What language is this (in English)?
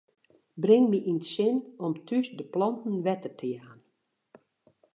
Western Frisian